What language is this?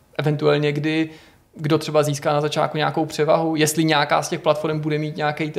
Czech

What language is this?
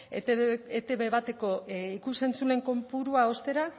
Basque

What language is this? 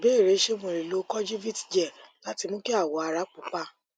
Yoruba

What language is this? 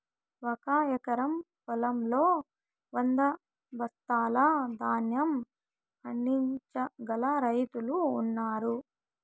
Telugu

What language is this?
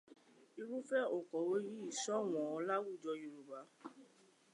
Yoruba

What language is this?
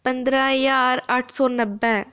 Dogri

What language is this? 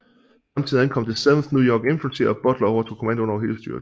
Danish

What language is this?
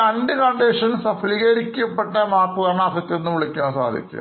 Malayalam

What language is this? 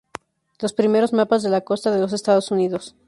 Spanish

